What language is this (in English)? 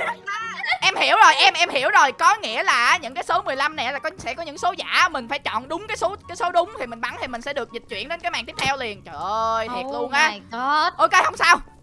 Vietnamese